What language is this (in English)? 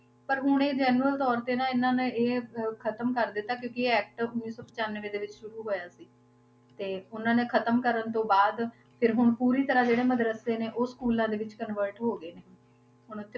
Punjabi